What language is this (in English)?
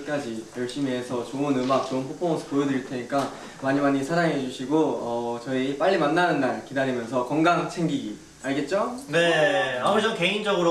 Korean